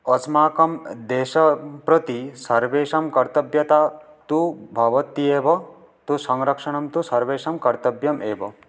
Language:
Sanskrit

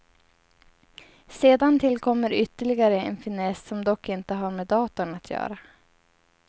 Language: Swedish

